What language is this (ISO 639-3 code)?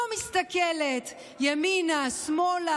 heb